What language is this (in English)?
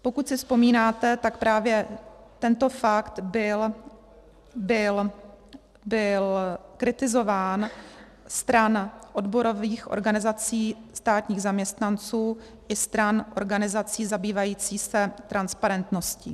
Czech